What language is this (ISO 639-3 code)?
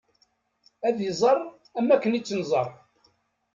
kab